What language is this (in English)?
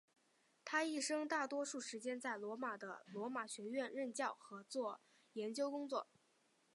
Chinese